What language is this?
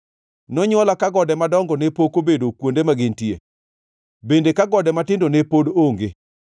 Luo (Kenya and Tanzania)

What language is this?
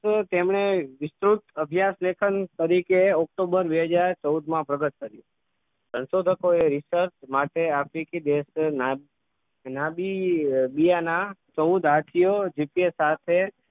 Gujarati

